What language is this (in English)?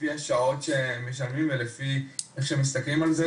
Hebrew